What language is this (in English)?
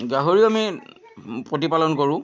Assamese